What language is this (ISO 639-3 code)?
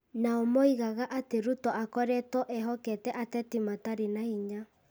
kik